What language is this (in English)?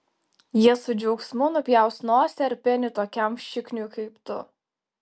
Lithuanian